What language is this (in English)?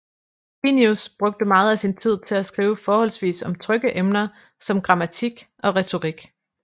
Danish